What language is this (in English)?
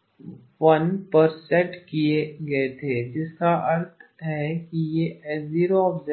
Hindi